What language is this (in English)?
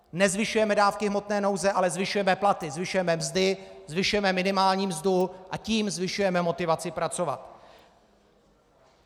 Czech